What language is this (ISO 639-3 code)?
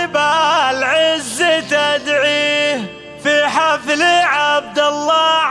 ara